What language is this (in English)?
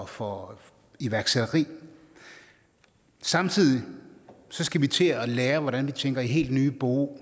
Danish